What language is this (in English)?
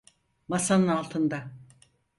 Turkish